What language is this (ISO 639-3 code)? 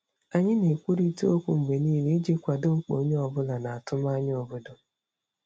ibo